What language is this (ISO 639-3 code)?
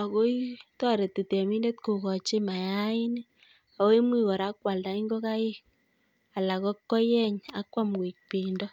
kln